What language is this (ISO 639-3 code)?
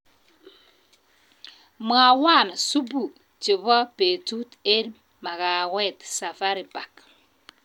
kln